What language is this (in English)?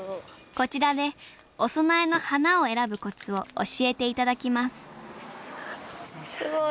Japanese